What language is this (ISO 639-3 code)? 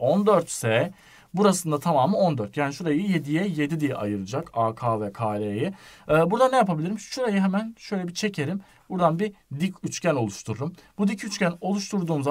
tur